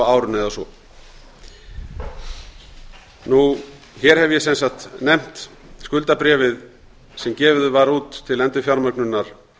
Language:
Icelandic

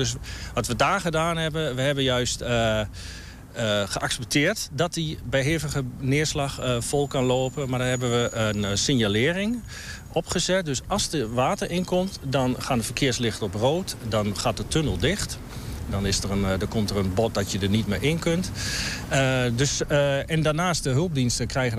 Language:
Dutch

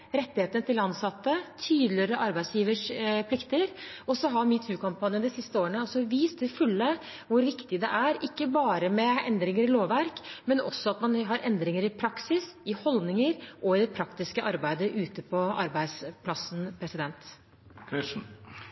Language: Norwegian Bokmål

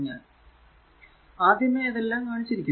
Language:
Malayalam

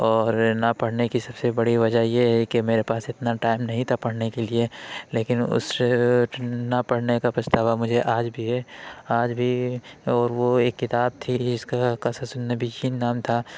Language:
Urdu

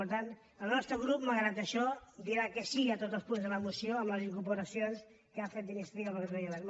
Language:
Catalan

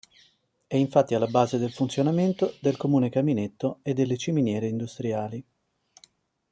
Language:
Italian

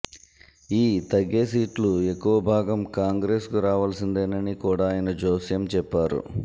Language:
Telugu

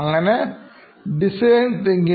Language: Malayalam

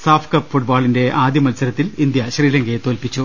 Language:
Malayalam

